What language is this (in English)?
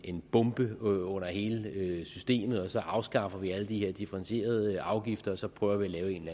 Danish